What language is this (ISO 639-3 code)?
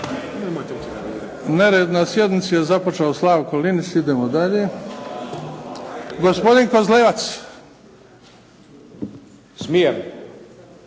hrv